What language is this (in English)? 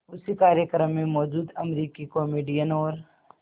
Hindi